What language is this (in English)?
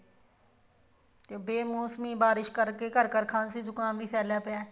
Punjabi